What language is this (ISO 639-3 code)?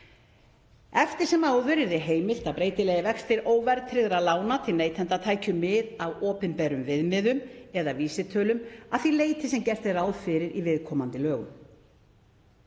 isl